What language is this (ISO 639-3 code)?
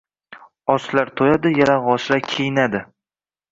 uzb